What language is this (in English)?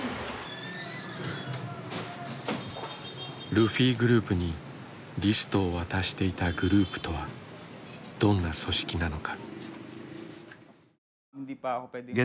Japanese